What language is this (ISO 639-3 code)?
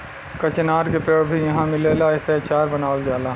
bho